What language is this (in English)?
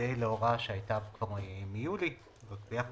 Hebrew